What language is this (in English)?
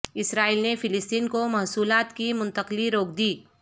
Urdu